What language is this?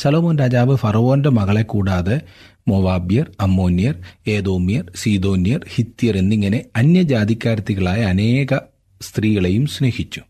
Malayalam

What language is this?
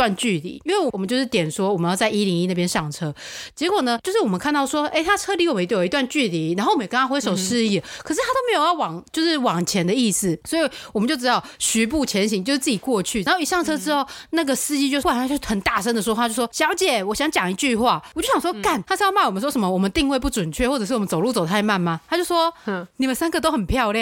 Chinese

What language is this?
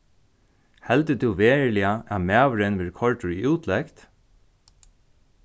Faroese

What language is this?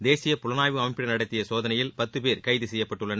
Tamil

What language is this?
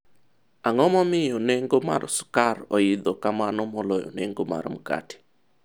Luo (Kenya and Tanzania)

